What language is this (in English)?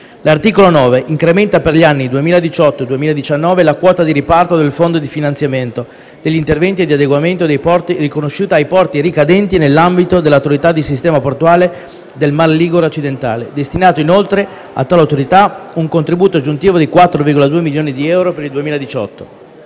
Italian